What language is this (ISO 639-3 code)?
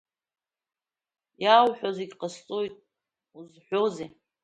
abk